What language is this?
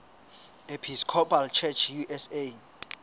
Southern Sotho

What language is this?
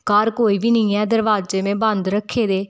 Dogri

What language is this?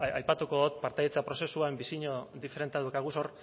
Basque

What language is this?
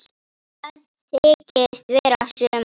Icelandic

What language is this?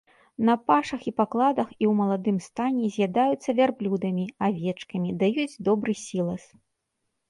Belarusian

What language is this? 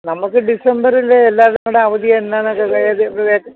Malayalam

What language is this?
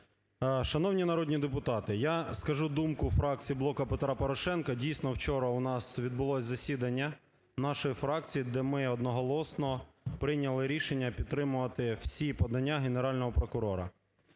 Ukrainian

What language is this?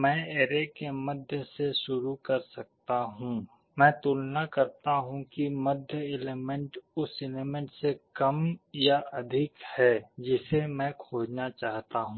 Hindi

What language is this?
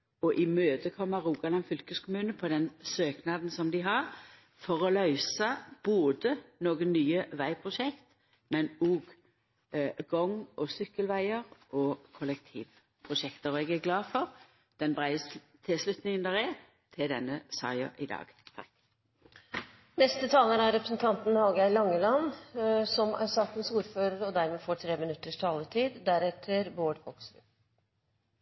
Norwegian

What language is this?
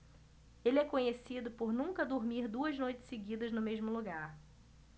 Portuguese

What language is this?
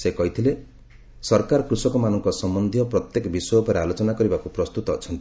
Odia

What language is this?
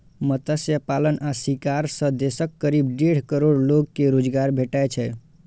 Maithili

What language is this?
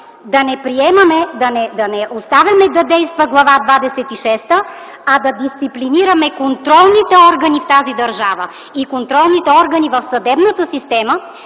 Bulgarian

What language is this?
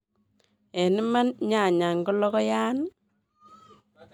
Kalenjin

